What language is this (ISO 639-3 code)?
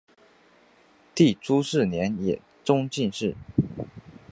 zho